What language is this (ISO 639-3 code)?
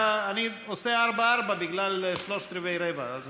heb